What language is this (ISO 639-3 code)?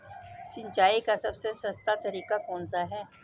hin